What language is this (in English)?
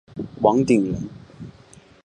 Chinese